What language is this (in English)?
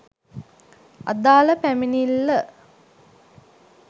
Sinhala